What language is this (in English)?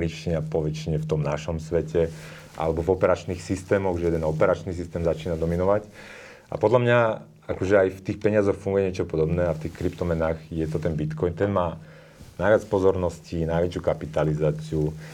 Slovak